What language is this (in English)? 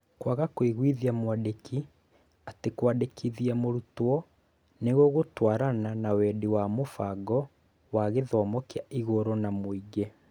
Kikuyu